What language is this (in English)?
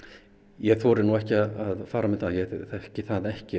Icelandic